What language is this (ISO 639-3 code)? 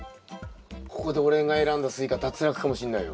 jpn